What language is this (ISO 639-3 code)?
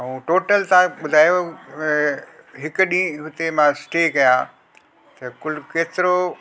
snd